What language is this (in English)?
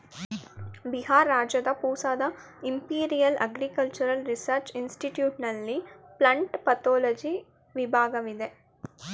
Kannada